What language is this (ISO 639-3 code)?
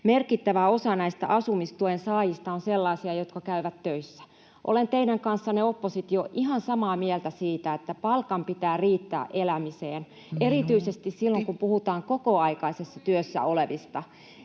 fin